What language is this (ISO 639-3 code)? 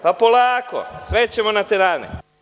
srp